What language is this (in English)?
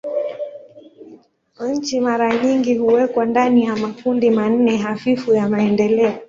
Swahili